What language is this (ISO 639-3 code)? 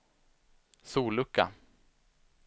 swe